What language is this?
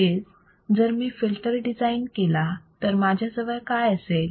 Marathi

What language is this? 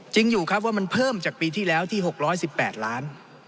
Thai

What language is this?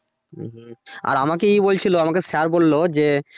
Bangla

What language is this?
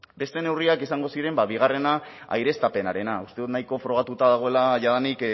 Basque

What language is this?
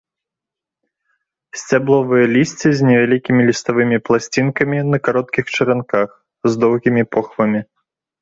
Belarusian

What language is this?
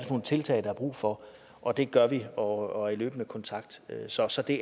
Danish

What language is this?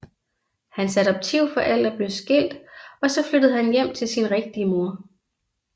Danish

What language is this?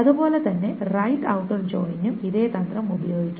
Malayalam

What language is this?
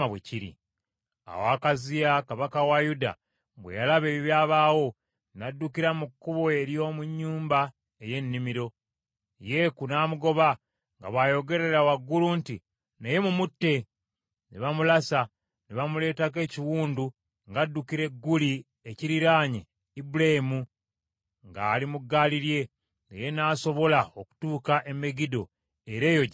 Ganda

